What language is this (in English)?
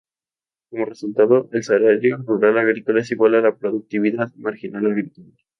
Spanish